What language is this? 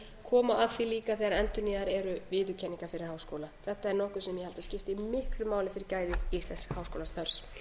Icelandic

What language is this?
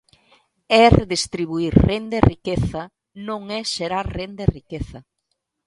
Galician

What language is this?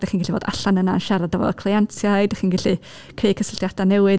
Welsh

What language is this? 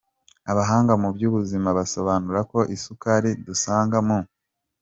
Kinyarwanda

